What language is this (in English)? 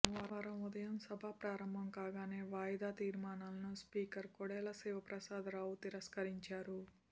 Telugu